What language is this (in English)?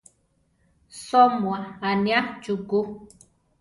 Central Tarahumara